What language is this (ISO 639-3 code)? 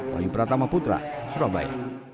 ind